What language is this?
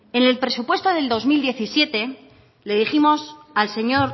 Spanish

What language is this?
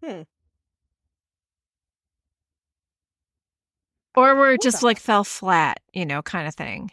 English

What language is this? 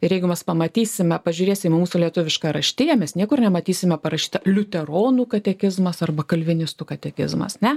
Lithuanian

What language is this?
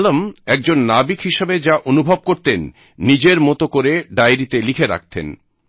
Bangla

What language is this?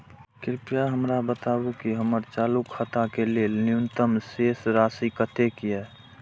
Maithili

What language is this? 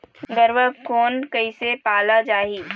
Chhattisgarhi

